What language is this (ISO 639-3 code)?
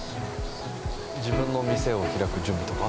jpn